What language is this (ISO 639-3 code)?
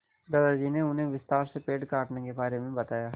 hin